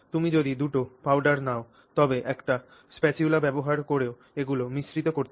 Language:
Bangla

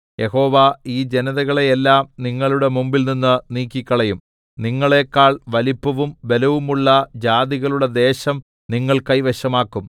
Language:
Malayalam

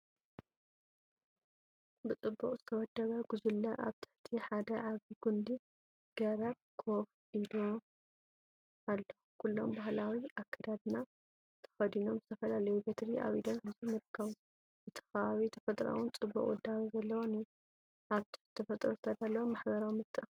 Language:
Tigrinya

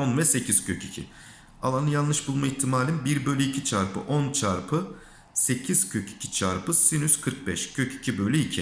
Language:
Turkish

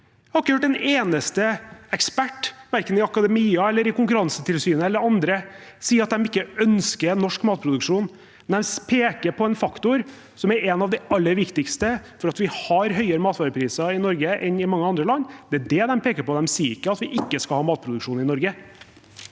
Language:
Norwegian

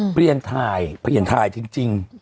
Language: Thai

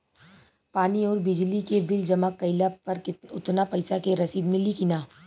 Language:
Bhojpuri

